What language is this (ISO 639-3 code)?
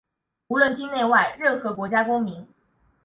zho